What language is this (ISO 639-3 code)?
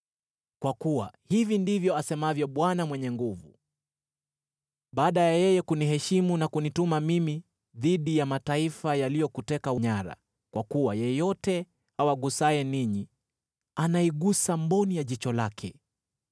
swa